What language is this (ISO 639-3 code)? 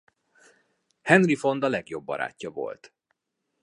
hun